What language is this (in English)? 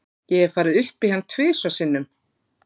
Icelandic